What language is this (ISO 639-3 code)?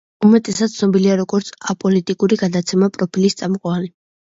kat